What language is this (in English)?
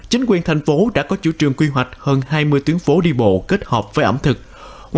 Vietnamese